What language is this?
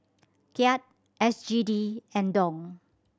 English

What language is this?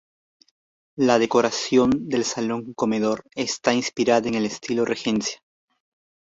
Spanish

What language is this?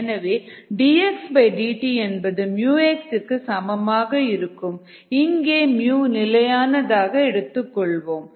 Tamil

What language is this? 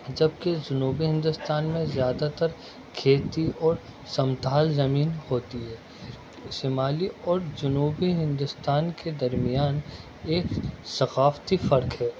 Urdu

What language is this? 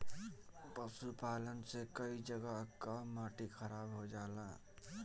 Bhojpuri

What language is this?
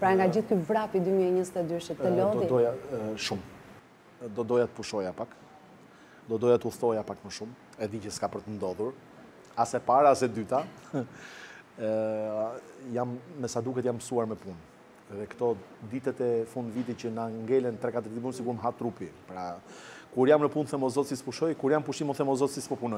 Romanian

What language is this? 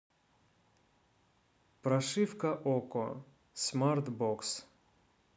Russian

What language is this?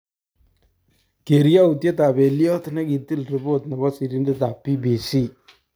Kalenjin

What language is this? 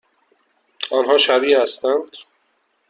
Persian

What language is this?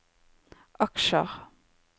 Norwegian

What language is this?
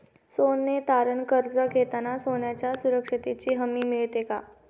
Marathi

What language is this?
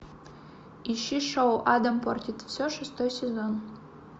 Russian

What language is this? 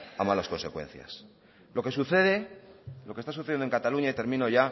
Spanish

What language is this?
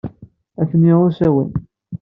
Kabyle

